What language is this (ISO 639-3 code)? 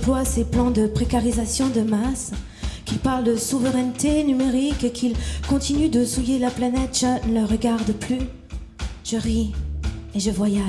fra